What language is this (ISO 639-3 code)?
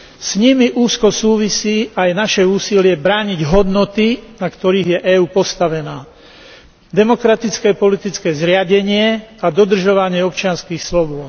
slk